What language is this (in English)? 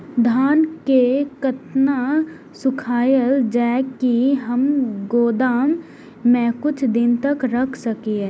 Maithili